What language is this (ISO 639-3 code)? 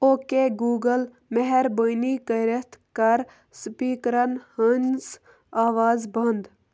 kas